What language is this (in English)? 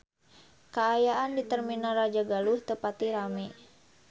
Sundanese